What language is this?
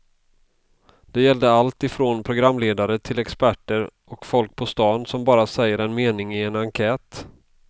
Swedish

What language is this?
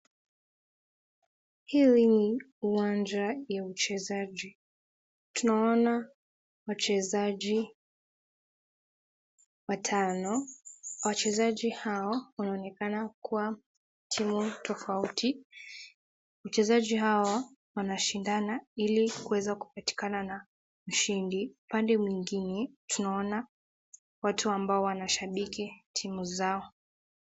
Swahili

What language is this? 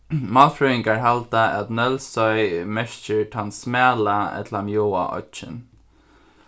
Faroese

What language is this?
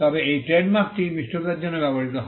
Bangla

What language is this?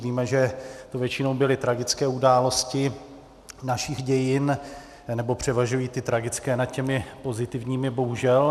Czech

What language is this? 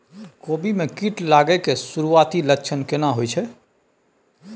Maithili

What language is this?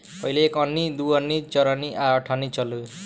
Bhojpuri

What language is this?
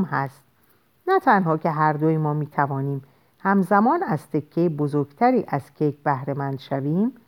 Persian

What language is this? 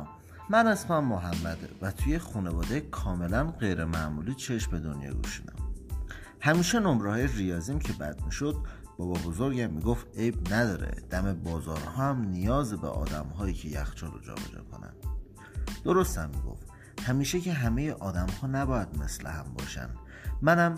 Persian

